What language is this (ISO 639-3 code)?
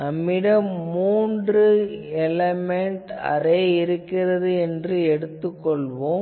tam